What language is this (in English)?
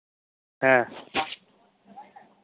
Santali